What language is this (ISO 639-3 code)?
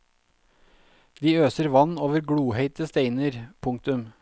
nor